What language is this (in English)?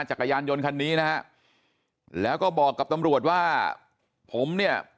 Thai